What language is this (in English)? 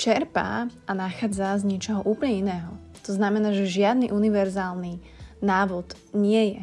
Slovak